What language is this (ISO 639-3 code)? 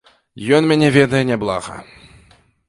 bel